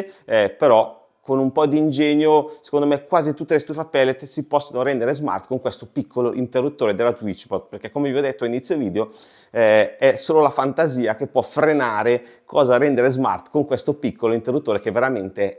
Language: Italian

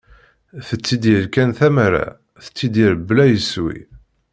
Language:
Kabyle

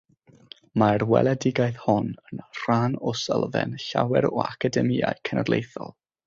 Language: Welsh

